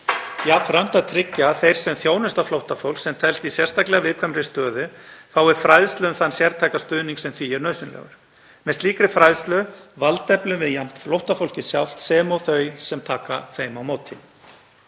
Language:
Icelandic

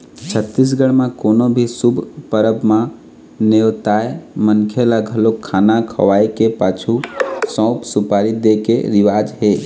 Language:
Chhattisgarhi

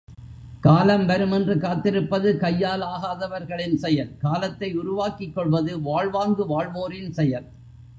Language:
Tamil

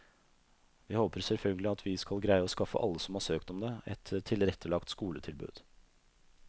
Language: Norwegian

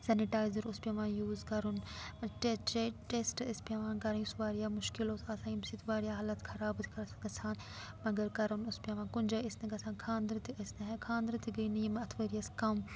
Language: Kashmiri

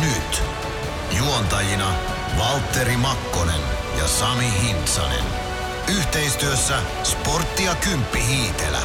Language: Finnish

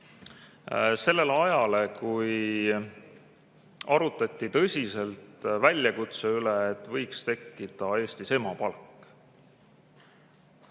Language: Estonian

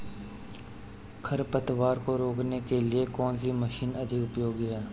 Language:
Hindi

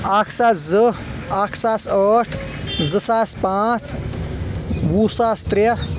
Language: Kashmiri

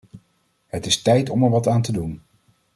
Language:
Dutch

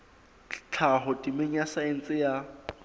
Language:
Southern Sotho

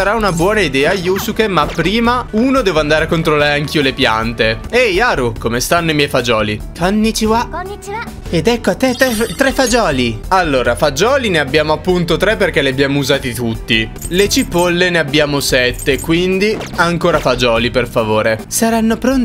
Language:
Italian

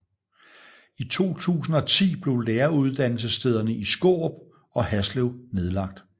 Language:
Danish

